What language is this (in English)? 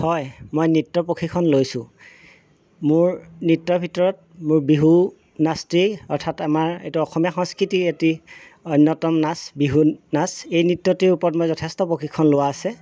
Assamese